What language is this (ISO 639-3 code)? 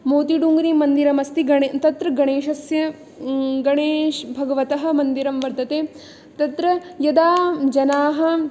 san